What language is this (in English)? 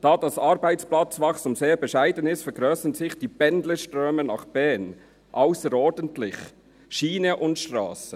Swiss German